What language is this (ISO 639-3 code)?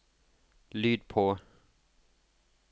nor